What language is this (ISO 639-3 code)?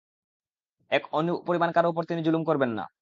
ben